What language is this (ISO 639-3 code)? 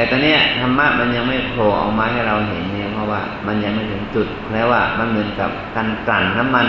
tha